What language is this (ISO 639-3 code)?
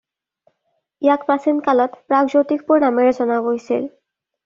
asm